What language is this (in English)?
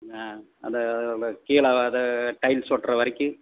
Tamil